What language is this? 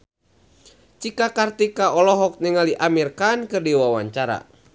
Sundanese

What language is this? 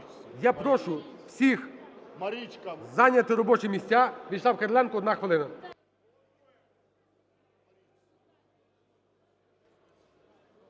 Ukrainian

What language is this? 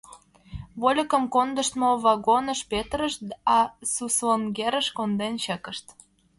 Mari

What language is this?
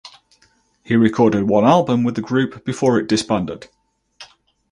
English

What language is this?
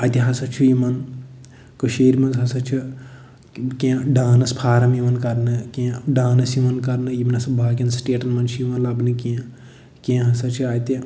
Kashmiri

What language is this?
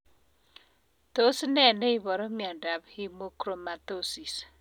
Kalenjin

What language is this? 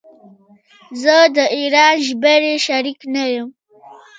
Pashto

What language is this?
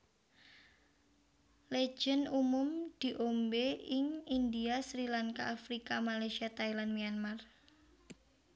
Javanese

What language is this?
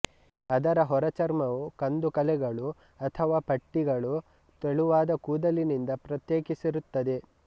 Kannada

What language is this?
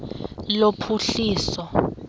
Xhosa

